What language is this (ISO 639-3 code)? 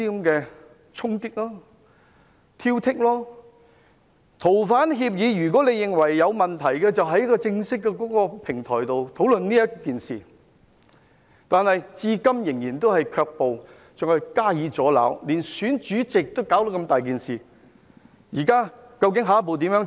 yue